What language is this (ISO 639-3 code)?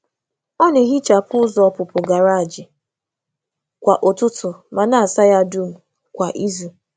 ibo